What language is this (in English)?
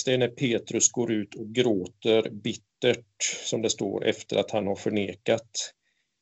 Swedish